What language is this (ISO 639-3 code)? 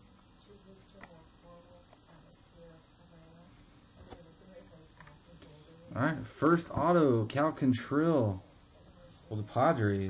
eng